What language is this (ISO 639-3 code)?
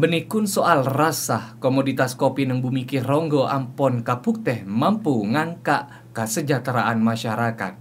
ind